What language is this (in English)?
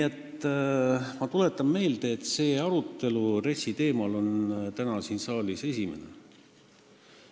Estonian